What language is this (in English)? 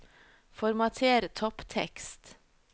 Norwegian